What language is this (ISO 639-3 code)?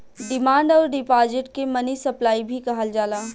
bho